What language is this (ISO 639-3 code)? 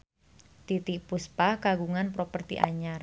sun